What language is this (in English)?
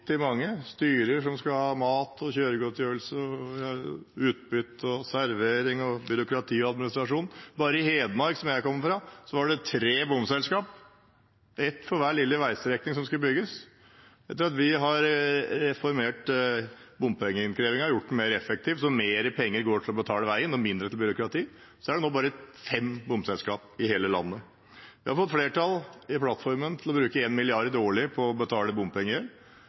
Norwegian Bokmål